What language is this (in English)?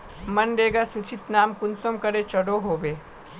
Magahi